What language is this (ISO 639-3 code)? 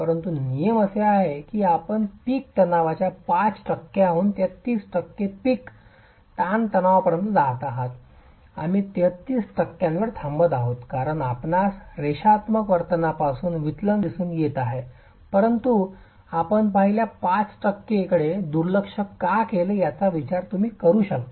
mar